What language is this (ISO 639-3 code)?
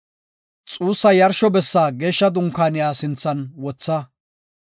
gof